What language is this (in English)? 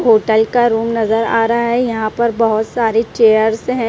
Hindi